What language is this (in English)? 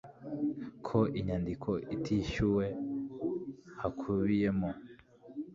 Kinyarwanda